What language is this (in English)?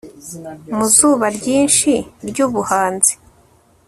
Kinyarwanda